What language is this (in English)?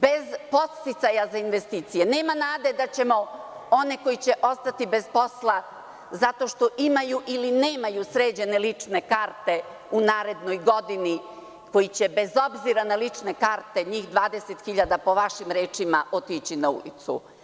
Serbian